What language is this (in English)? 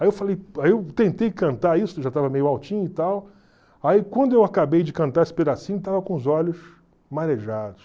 Portuguese